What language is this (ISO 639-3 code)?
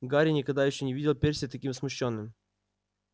rus